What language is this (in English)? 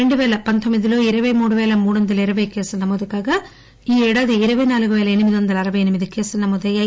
Telugu